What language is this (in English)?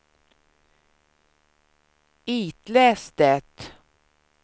Swedish